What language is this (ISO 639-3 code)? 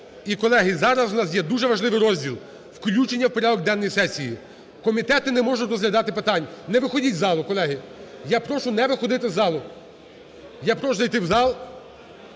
ukr